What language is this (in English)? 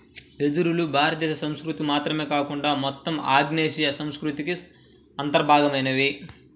Telugu